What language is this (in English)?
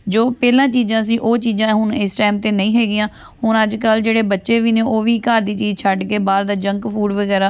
Punjabi